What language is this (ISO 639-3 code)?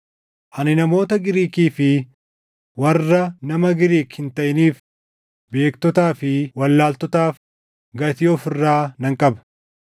orm